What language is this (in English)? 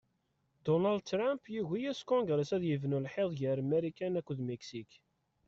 Kabyle